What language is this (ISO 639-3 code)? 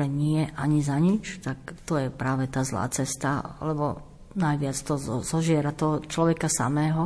slk